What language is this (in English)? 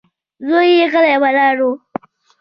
Pashto